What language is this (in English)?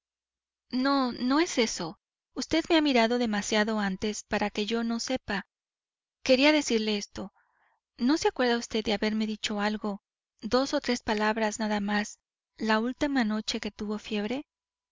Spanish